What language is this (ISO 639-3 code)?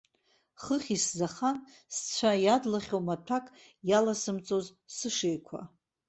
abk